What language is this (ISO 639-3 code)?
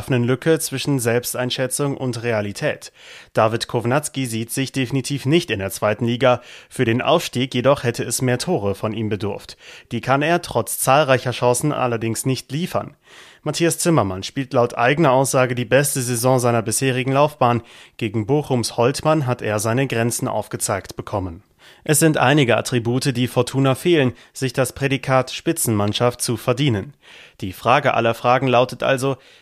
deu